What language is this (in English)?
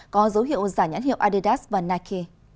Vietnamese